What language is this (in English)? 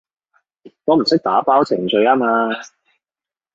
Cantonese